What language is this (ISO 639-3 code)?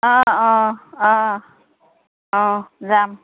asm